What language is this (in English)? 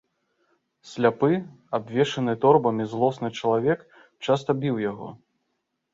Belarusian